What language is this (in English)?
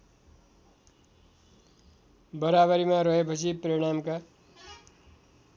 Nepali